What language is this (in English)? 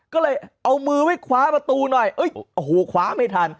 Thai